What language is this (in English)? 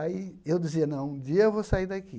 Portuguese